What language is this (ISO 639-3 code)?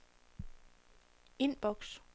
dan